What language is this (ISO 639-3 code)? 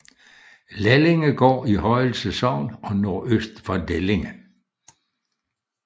dan